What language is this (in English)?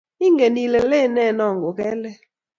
Kalenjin